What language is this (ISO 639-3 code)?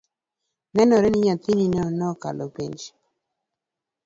luo